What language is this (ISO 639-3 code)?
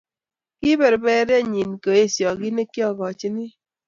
kln